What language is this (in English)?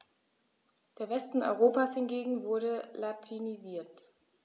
German